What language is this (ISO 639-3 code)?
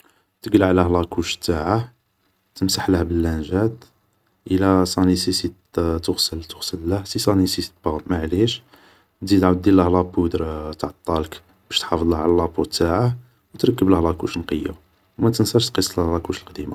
arq